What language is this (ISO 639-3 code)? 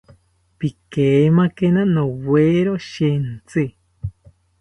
cpy